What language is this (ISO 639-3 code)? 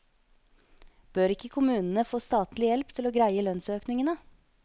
nor